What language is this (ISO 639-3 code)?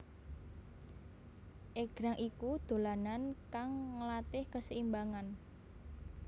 jav